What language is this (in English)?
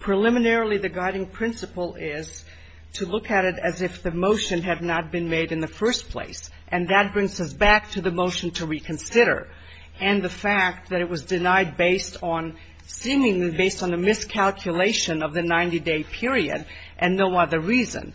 English